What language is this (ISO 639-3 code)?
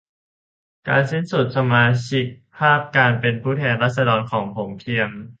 tha